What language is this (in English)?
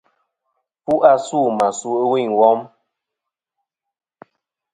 Kom